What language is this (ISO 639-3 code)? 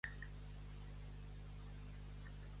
cat